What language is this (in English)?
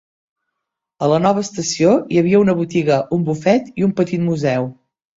Catalan